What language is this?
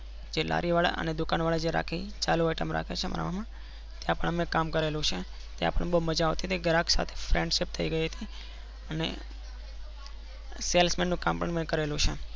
Gujarati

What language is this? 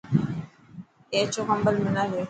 Dhatki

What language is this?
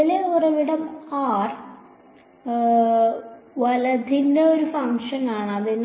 Malayalam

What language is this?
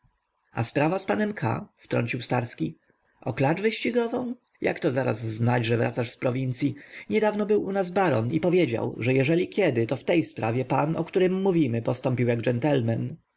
Polish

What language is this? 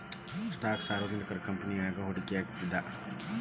Kannada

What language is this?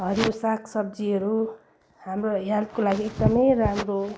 Nepali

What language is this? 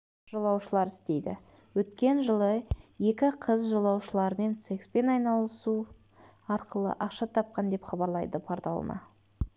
Kazakh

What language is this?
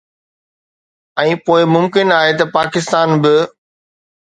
Sindhi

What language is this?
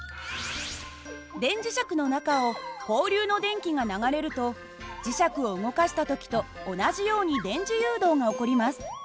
Japanese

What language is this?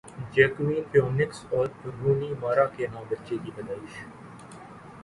Urdu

